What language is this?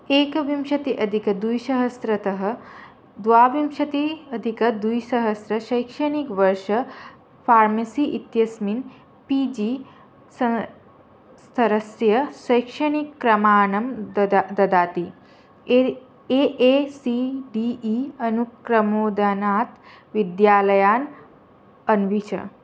Sanskrit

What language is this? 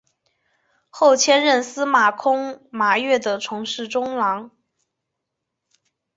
Chinese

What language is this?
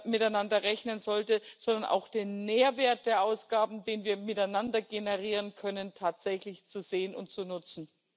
German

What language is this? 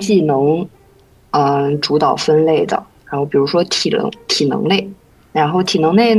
Chinese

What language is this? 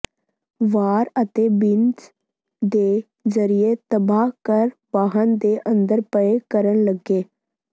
Punjabi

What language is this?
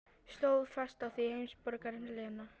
Icelandic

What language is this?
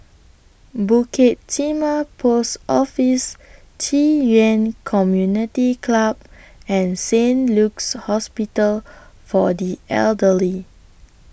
English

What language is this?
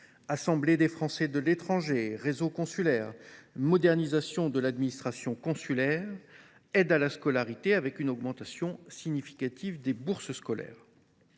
French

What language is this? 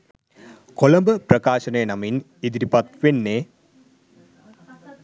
Sinhala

